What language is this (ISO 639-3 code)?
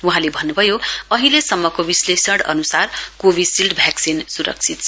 nep